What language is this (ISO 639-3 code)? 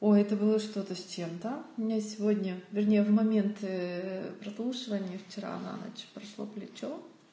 rus